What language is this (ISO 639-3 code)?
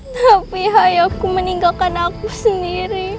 ind